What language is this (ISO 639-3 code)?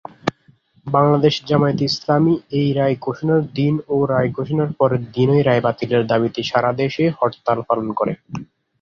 ben